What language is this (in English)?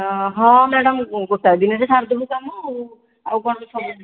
Odia